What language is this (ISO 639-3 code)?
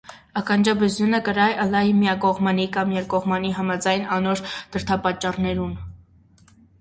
hye